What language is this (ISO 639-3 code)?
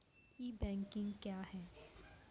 mai